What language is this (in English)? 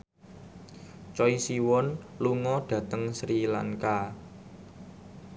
Javanese